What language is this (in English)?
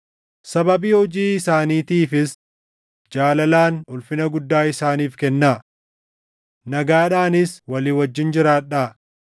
Oromo